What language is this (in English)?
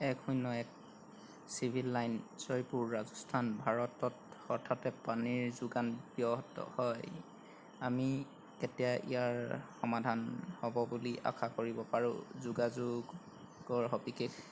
Assamese